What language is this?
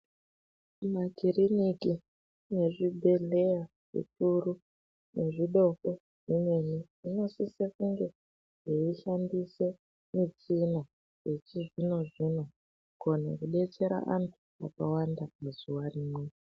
Ndau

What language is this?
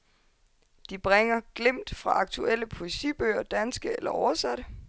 Danish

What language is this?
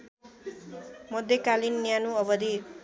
Nepali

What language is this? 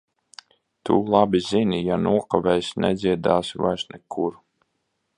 Latvian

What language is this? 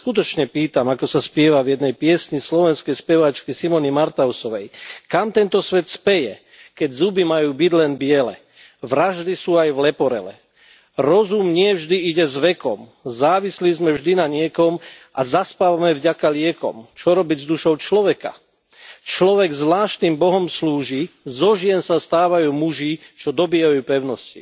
Slovak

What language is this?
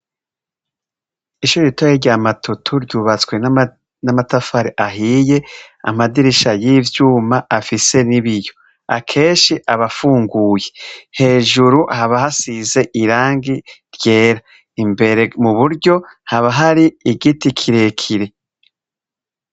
Rundi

